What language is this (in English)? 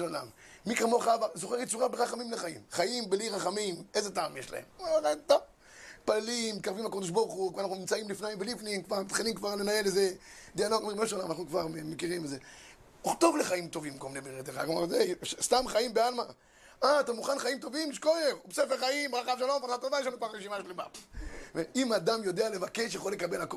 Hebrew